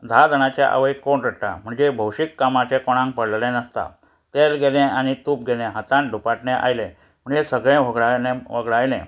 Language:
Konkani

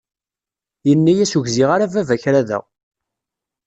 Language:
Kabyle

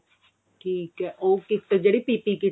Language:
Punjabi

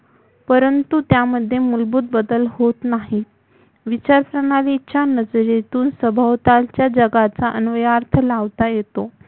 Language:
Marathi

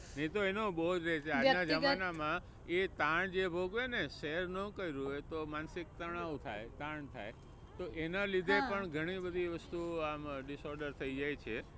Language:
Gujarati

